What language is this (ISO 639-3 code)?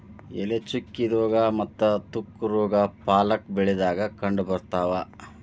kan